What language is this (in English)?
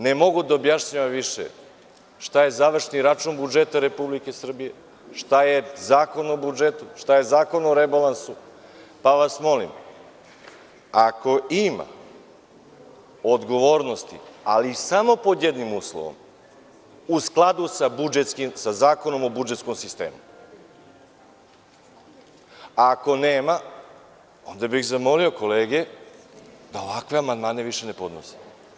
Serbian